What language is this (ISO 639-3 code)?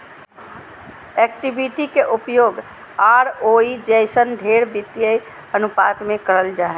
mag